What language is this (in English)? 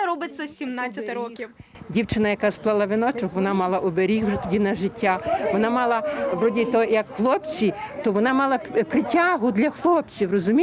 Ukrainian